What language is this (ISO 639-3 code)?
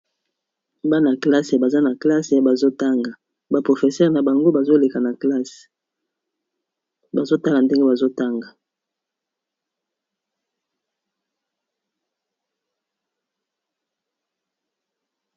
lin